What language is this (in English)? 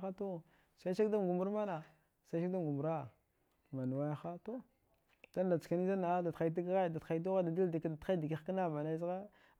Dghwede